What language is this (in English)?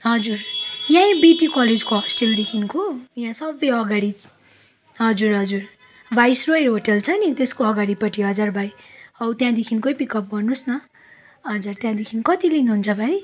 Nepali